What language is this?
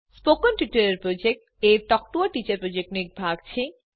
Gujarati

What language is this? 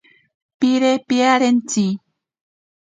Ashéninka Perené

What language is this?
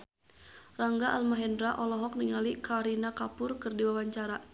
Sundanese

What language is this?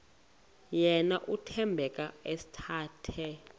Xhosa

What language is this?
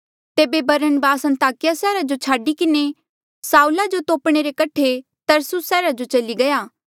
Mandeali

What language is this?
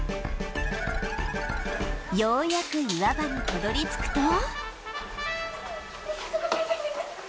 Japanese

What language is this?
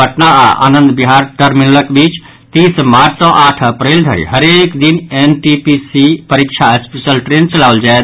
Maithili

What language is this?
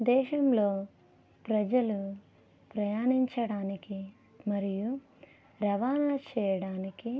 Telugu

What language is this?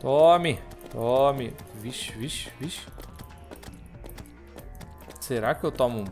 Portuguese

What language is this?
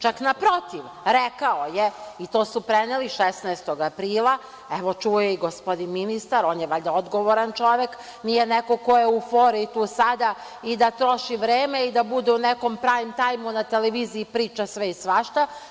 Serbian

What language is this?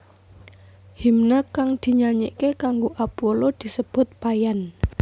Javanese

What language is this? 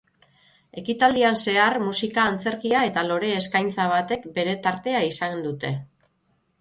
Basque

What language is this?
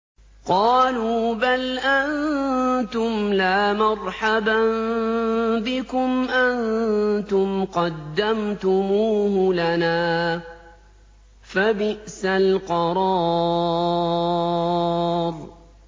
Arabic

